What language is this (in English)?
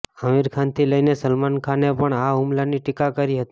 Gujarati